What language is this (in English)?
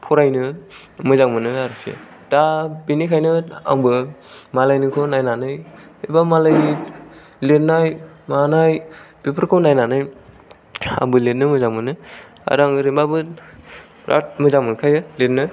Bodo